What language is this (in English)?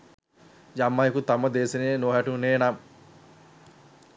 Sinhala